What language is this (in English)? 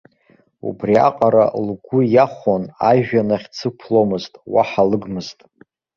Abkhazian